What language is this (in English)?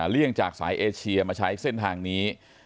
Thai